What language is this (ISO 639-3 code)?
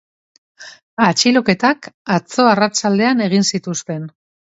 eus